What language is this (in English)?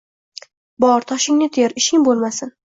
Uzbek